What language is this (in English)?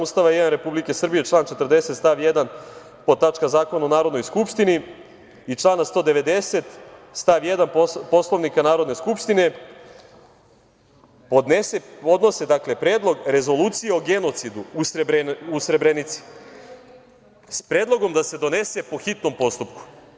Serbian